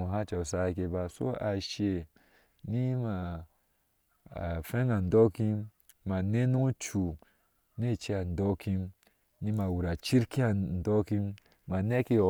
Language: Ashe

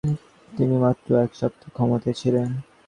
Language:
Bangla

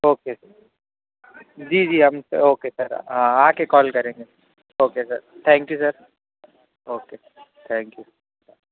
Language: Urdu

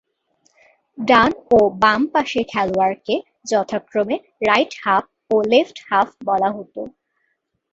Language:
Bangla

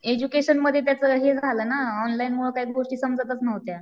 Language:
Marathi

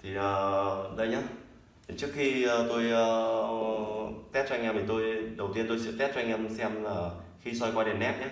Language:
Vietnamese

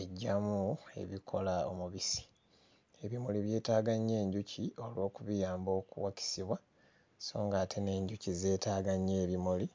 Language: Ganda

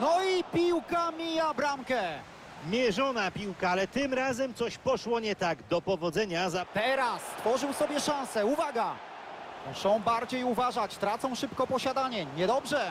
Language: Polish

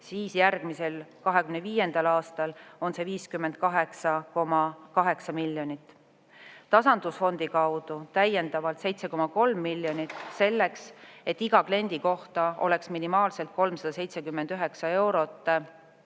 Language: Estonian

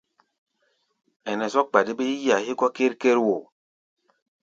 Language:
Gbaya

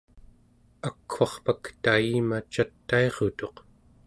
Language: Central Yupik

